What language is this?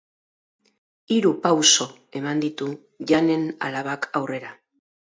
Basque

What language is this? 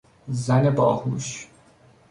Persian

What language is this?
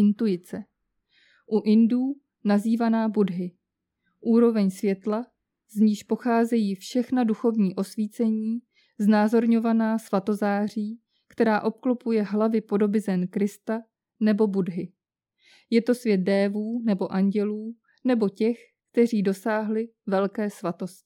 Czech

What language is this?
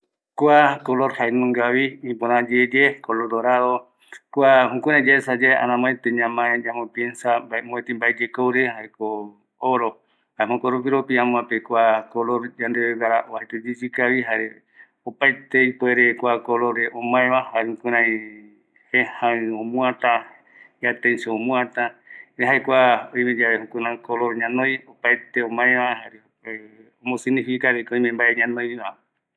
Eastern Bolivian Guaraní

